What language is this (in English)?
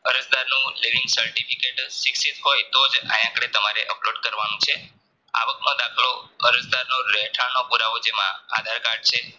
Gujarati